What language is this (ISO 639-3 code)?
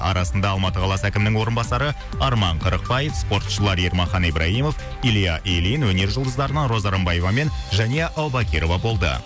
kaz